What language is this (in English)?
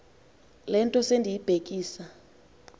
Xhosa